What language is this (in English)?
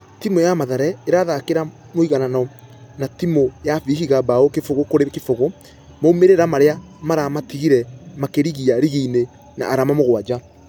Kikuyu